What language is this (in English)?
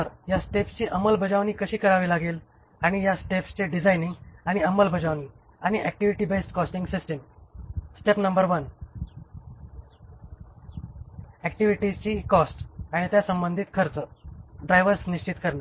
Marathi